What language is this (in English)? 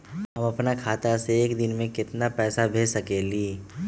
Magahi